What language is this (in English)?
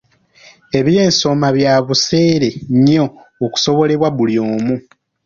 Ganda